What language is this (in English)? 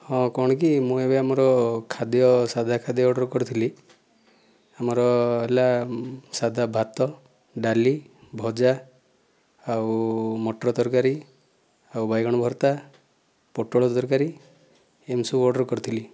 Odia